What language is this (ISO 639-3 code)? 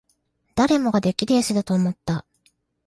jpn